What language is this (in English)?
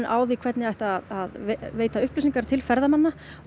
Icelandic